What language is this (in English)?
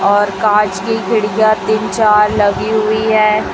Hindi